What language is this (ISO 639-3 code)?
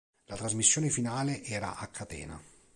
ita